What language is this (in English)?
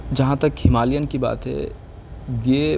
Urdu